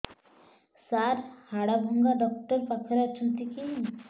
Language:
Odia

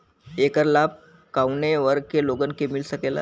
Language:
Bhojpuri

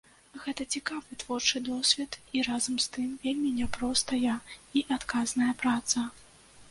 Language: Belarusian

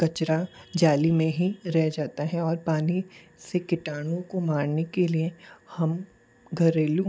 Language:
Hindi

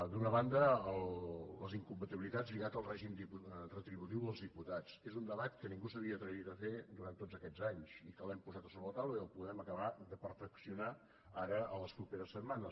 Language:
Catalan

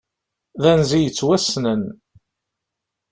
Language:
Kabyle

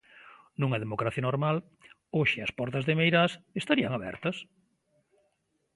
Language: Galician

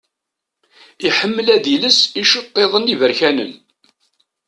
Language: Kabyle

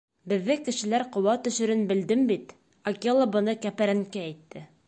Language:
Bashkir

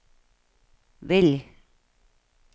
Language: Danish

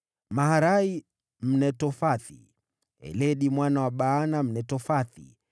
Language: Swahili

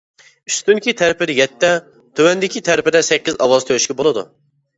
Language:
Uyghur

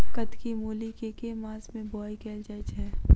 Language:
Maithili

